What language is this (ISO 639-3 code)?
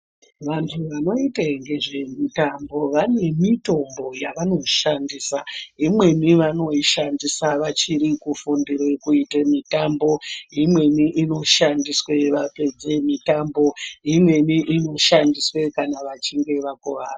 ndc